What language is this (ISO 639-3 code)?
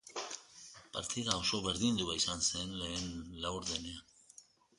eus